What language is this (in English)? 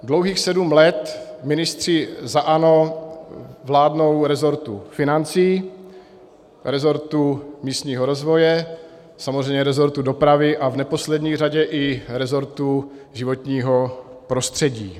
Czech